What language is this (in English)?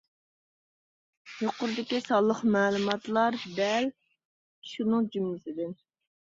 Uyghur